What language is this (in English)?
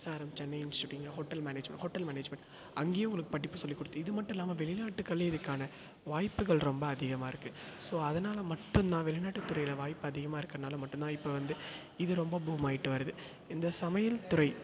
Tamil